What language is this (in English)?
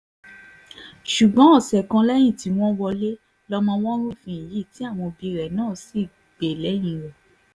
Yoruba